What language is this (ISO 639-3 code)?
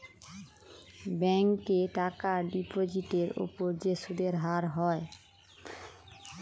ben